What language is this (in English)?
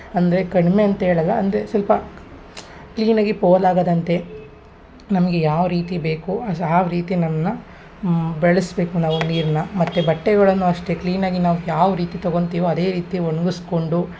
Kannada